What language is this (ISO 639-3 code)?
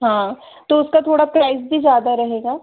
hin